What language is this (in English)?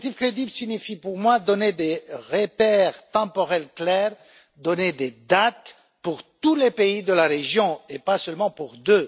French